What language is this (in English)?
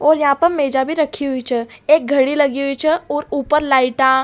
Rajasthani